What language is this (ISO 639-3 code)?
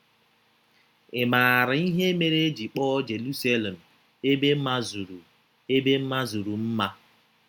ibo